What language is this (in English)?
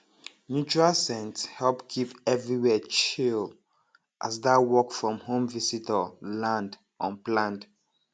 Nigerian Pidgin